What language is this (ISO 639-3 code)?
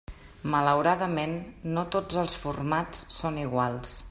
cat